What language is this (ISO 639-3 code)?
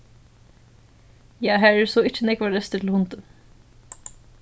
fao